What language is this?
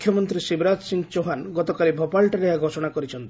Odia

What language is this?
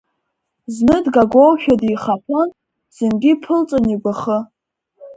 Abkhazian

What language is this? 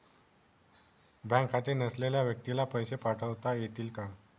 Marathi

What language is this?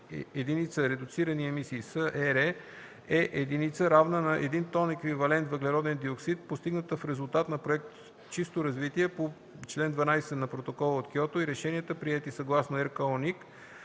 Bulgarian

